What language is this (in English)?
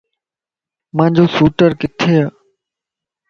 Lasi